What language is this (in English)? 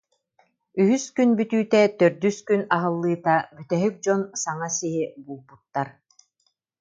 Yakut